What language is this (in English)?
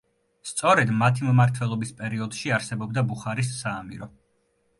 Georgian